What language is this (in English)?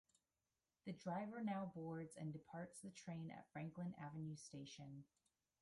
English